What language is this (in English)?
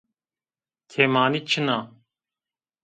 Zaza